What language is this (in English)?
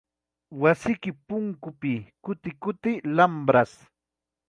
Ayacucho Quechua